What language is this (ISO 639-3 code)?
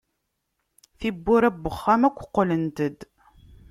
kab